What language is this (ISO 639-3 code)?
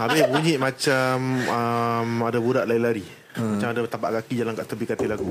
msa